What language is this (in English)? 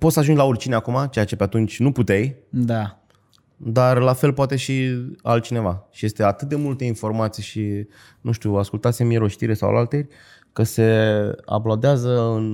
Romanian